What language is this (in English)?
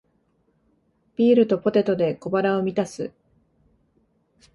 Japanese